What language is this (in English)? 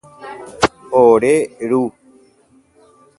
Guarani